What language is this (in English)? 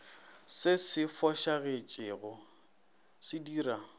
Northern Sotho